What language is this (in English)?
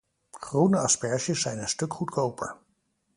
Dutch